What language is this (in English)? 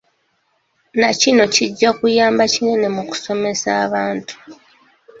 Ganda